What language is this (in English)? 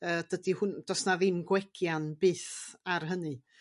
Welsh